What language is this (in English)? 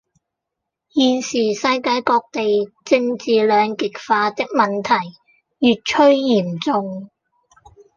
Cantonese